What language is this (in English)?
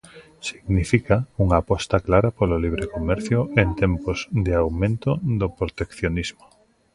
Galician